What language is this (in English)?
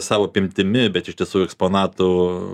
Lithuanian